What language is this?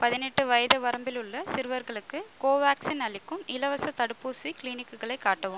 Tamil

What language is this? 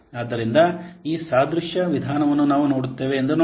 Kannada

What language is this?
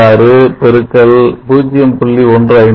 Tamil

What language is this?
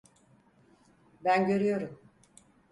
Turkish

